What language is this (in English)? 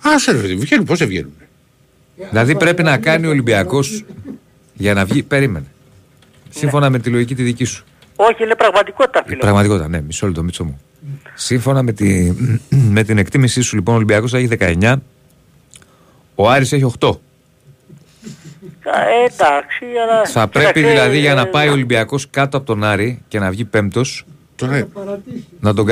Greek